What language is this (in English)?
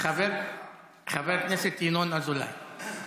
Hebrew